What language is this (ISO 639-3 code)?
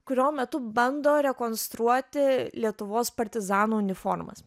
lit